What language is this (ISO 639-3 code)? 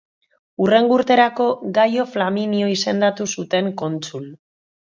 eus